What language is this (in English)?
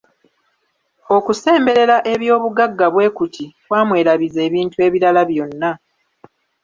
Ganda